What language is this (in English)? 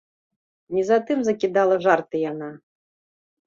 Belarusian